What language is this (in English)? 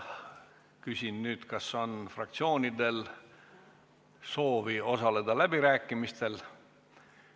Estonian